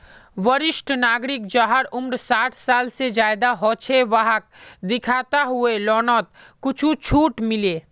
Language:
Magahi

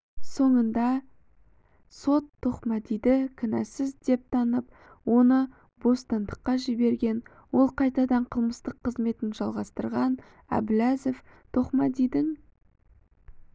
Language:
Kazakh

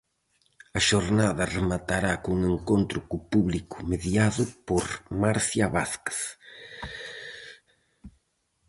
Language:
Galician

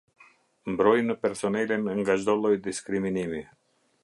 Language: Albanian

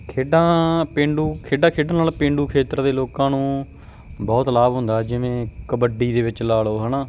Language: Punjabi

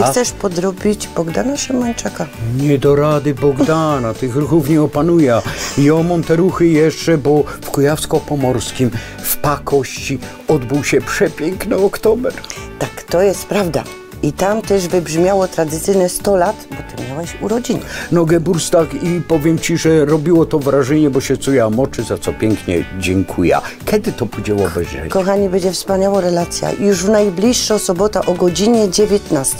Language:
Polish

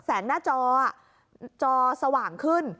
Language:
Thai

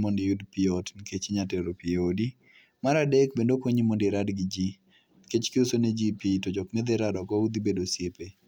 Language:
Luo (Kenya and Tanzania)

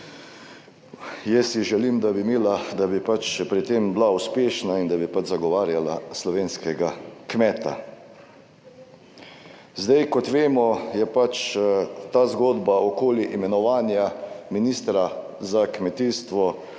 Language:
Slovenian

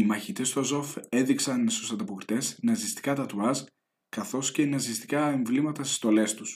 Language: Greek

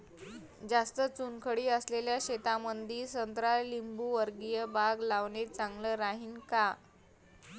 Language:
Marathi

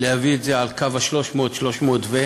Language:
Hebrew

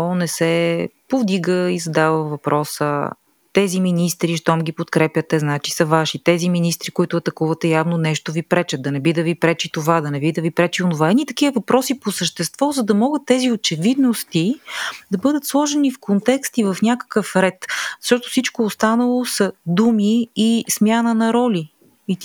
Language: Bulgarian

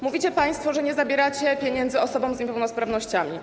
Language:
Polish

